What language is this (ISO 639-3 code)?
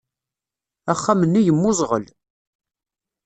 kab